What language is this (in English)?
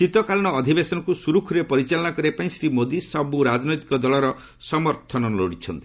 Odia